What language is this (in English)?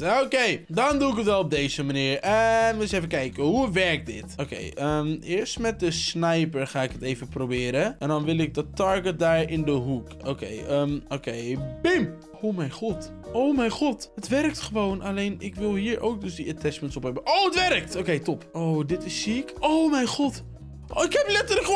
Dutch